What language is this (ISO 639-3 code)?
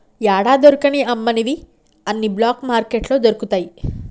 tel